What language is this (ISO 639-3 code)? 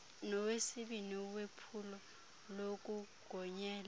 xho